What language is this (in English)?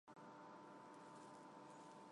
Armenian